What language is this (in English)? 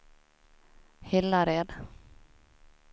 Swedish